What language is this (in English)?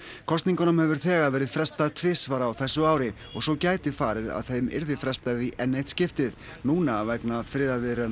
Icelandic